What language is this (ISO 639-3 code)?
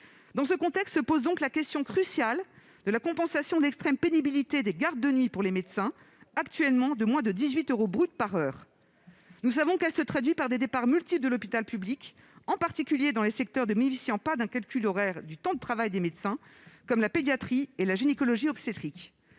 fra